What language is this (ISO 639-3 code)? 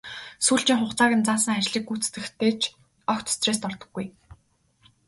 mon